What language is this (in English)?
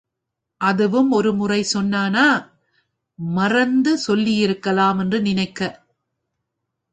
Tamil